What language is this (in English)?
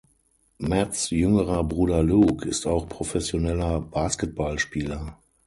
German